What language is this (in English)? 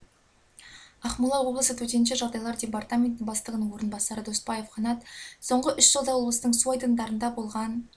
Kazakh